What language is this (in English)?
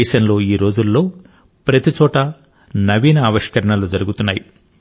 Telugu